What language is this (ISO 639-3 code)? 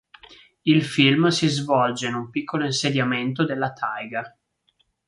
ita